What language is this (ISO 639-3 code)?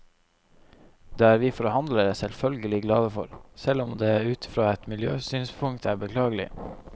nor